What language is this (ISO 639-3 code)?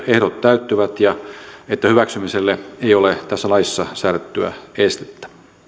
fin